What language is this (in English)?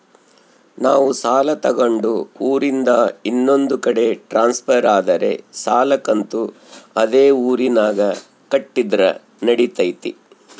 Kannada